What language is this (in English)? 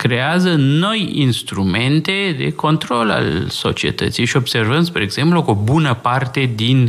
Romanian